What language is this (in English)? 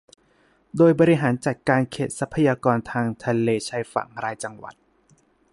Thai